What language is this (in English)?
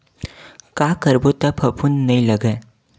Chhattisgarhi